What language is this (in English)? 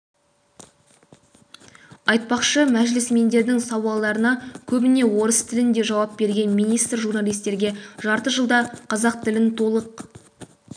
Kazakh